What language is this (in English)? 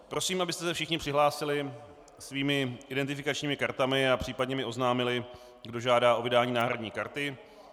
Czech